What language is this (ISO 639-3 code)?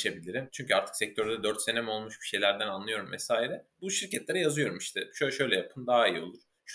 tur